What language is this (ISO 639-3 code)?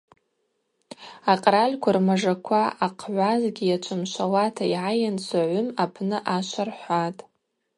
abq